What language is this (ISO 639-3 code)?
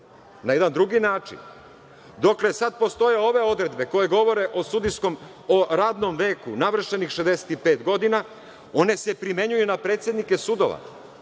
srp